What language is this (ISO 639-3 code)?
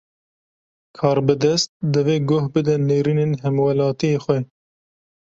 kur